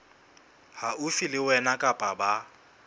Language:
Southern Sotho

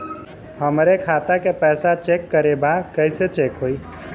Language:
Bhojpuri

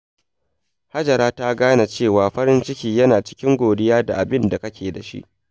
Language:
Hausa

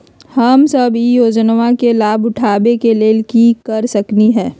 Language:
Magahi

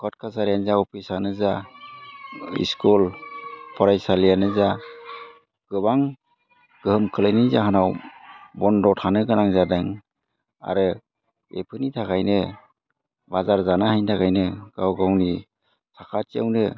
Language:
Bodo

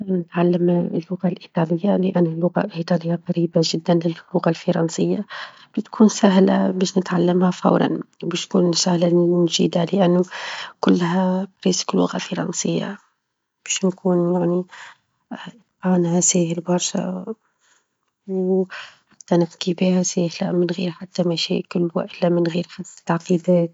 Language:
Tunisian Arabic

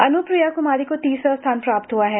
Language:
Hindi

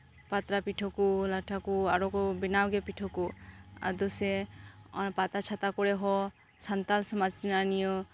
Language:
Santali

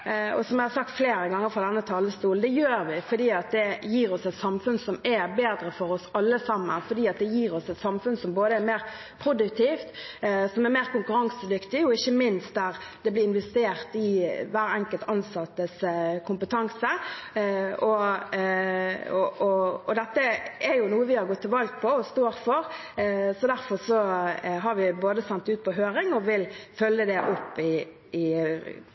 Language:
Norwegian Bokmål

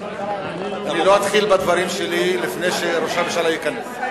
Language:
Hebrew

